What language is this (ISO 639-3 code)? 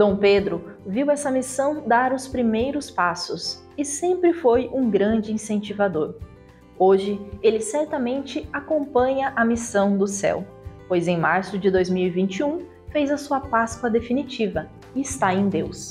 por